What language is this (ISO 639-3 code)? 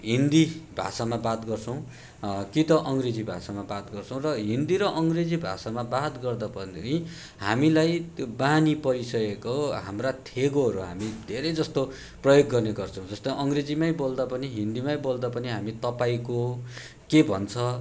nep